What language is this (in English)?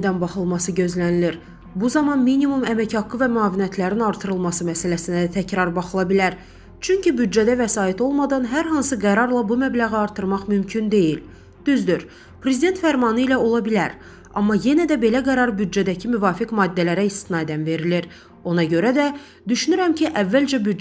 Turkish